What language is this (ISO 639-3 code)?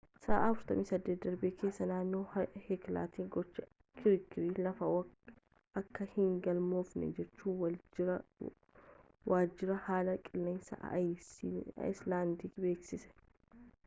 orm